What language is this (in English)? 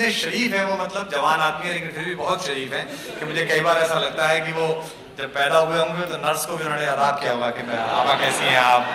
Urdu